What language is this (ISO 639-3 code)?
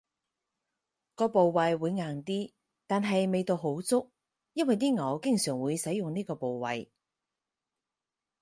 yue